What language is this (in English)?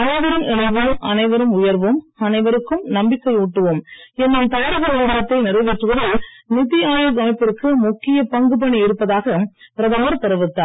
Tamil